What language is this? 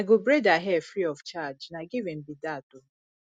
Nigerian Pidgin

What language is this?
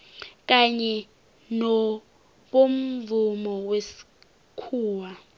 South Ndebele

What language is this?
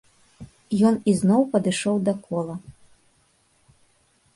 Belarusian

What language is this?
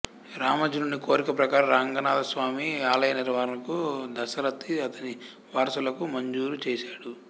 Telugu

